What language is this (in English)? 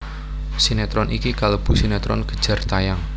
Javanese